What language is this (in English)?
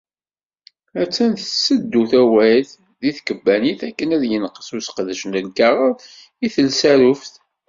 Kabyle